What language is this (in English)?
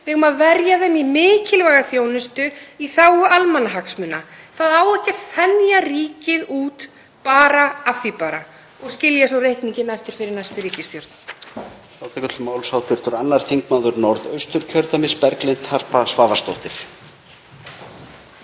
Icelandic